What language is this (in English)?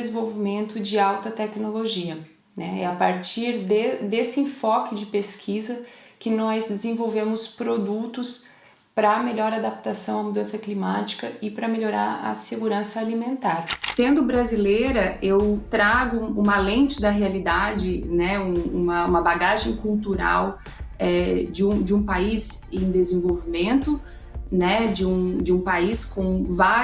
Portuguese